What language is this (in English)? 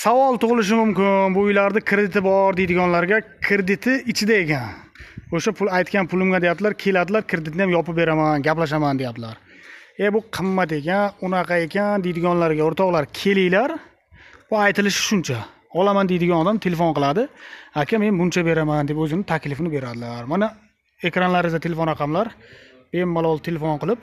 Turkish